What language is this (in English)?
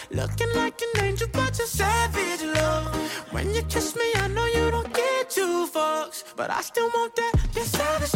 Swedish